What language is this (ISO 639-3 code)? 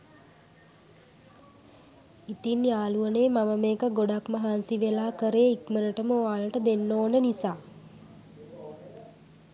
sin